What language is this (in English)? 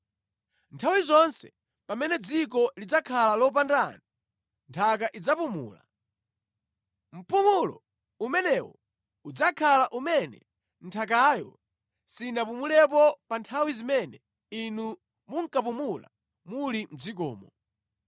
Nyanja